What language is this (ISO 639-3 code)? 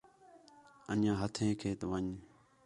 xhe